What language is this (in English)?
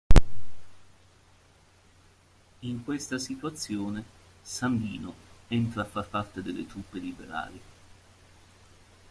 Italian